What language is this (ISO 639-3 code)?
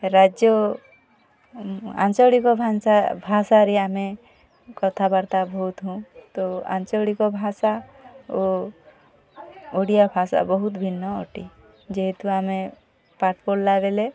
ori